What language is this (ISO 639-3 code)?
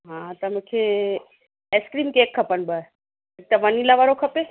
snd